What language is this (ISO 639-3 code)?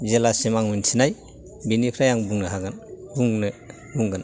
brx